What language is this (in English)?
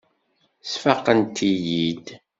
Kabyle